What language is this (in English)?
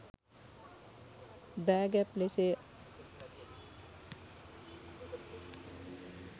Sinhala